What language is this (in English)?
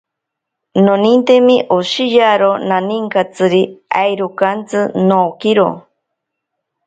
Ashéninka Perené